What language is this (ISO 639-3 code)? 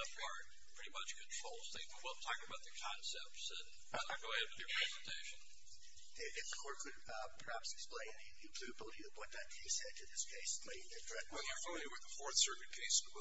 eng